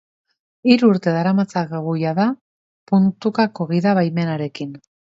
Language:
Basque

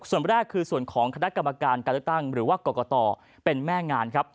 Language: Thai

